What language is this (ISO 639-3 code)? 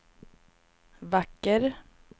swe